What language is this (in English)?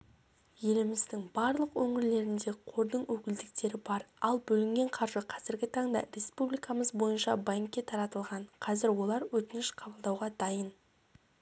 Kazakh